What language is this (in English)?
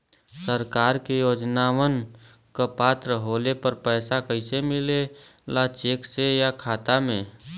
Bhojpuri